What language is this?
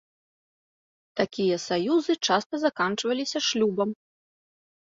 Belarusian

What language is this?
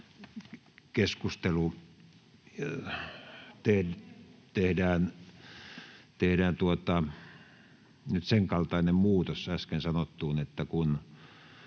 Finnish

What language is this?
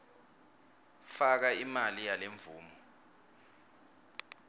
Swati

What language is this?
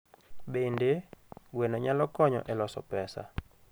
Luo (Kenya and Tanzania)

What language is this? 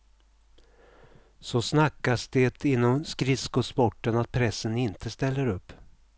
Swedish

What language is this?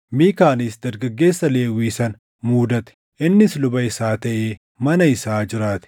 Oromo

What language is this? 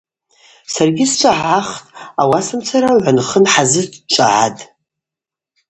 Abaza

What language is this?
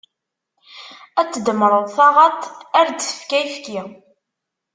Kabyle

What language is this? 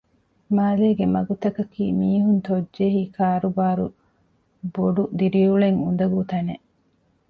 Divehi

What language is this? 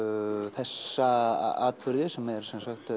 Icelandic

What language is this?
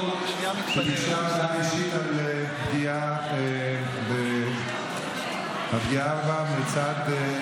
Hebrew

